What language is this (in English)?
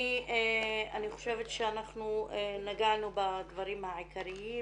Hebrew